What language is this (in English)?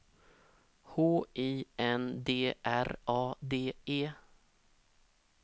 Swedish